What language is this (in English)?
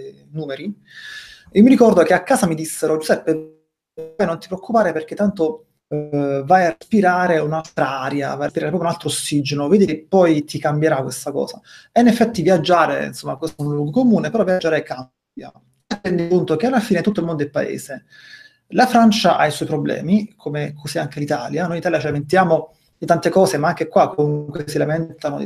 Italian